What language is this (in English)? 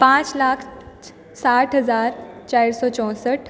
Maithili